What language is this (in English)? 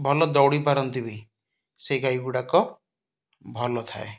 Odia